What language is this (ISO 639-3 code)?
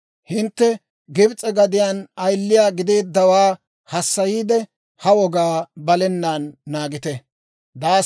dwr